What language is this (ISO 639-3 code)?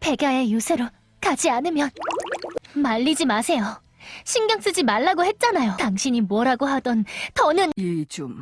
kor